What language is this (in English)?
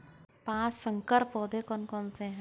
Hindi